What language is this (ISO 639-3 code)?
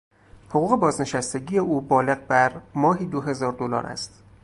fas